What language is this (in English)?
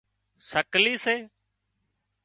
Wadiyara Koli